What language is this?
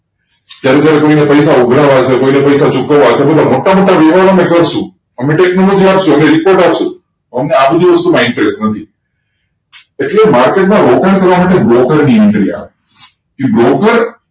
Gujarati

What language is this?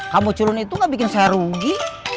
Indonesian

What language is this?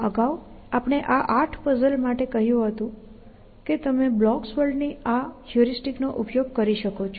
Gujarati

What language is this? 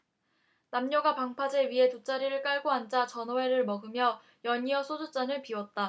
Korean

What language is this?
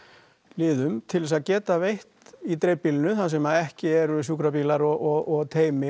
Icelandic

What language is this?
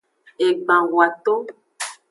Aja (Benin)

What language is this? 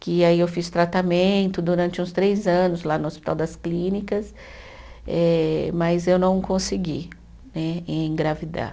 Portuguese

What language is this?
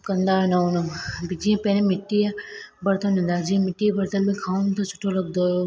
Sindhi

